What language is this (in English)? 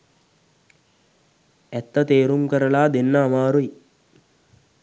Sinhala